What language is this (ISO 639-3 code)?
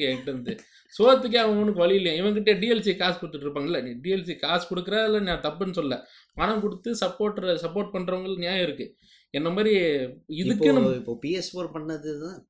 tam